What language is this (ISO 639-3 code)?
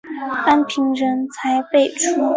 zho